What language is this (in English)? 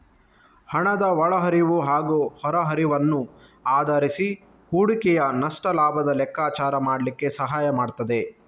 Kannada